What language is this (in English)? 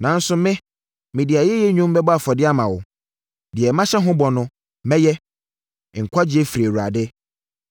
Akan